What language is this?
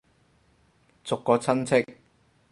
Cantonese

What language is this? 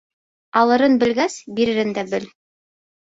Bashkir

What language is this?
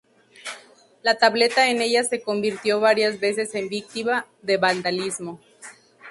Spanish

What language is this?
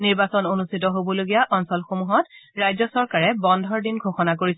Assamese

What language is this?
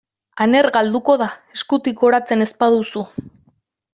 Basque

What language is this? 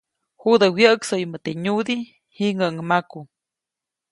Copainalá Zoque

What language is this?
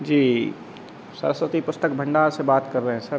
Hindi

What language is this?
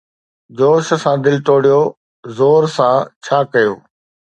Sindhi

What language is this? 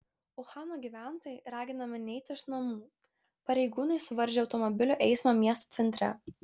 Lithuanian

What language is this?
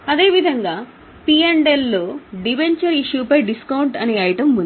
Telugu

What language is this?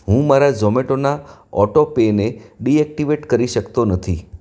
Gujarati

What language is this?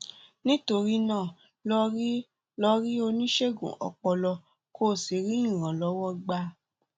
Yoruba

